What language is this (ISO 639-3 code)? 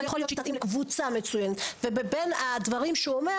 heb